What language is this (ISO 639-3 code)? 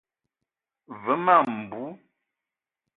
eto